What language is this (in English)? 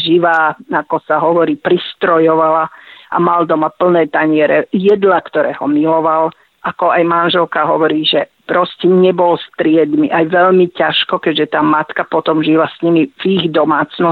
Slovak